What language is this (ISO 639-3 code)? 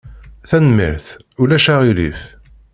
kab